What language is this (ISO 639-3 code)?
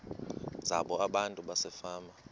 xho